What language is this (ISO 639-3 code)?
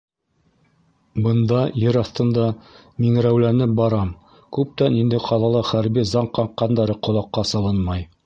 bak